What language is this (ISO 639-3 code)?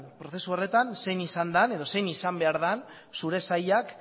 eus